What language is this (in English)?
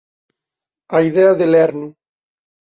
Galician